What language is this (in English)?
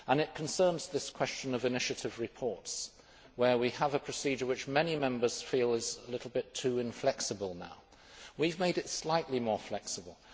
English